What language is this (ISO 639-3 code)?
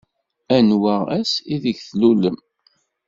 kab